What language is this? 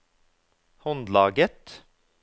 Norwegian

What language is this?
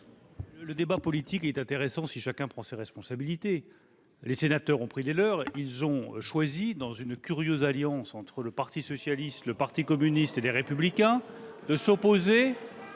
French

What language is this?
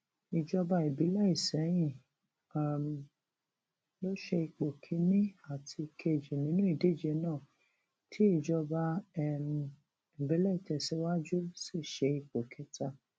Yoruba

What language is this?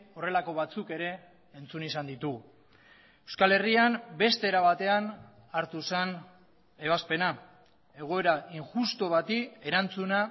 Basque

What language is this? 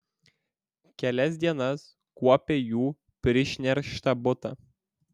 Lithuanian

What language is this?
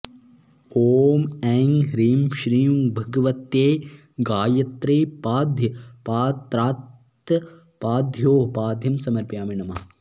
Sanskrit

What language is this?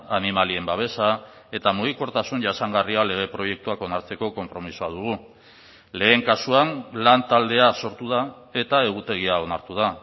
Basque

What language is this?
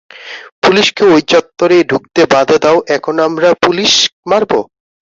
Bangla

